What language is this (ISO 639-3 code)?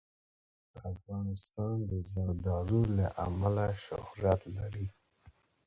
pus